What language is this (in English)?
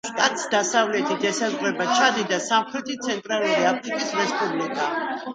Georgian